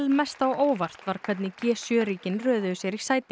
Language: Icelandic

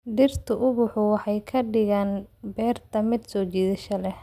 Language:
Somali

